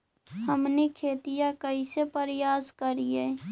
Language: Magahi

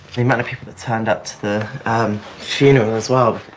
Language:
English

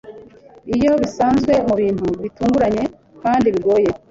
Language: Kinyarwanda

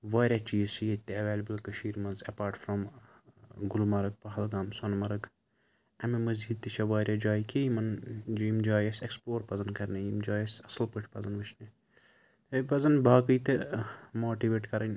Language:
Kashmiri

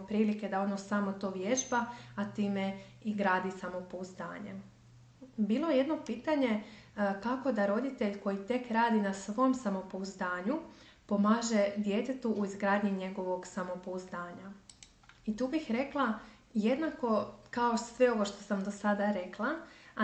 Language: Croatian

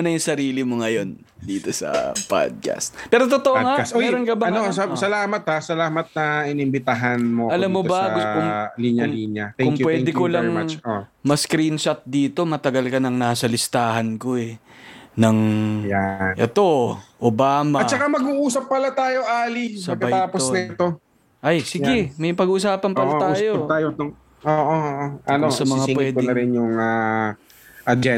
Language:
Filipino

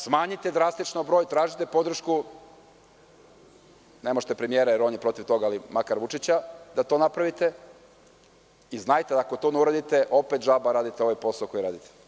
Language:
Serbian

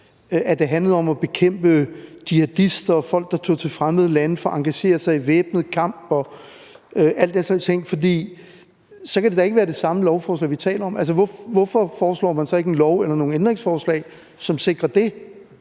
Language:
Danish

